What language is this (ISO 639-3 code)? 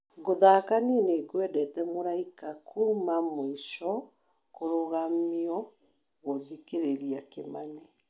kik